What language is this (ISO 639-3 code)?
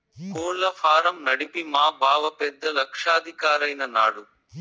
tel